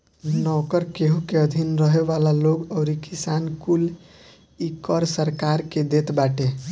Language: Bhojpuri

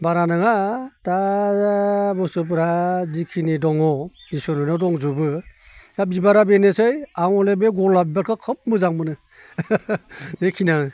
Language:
Bodo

